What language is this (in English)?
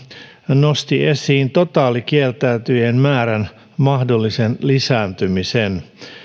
Finnish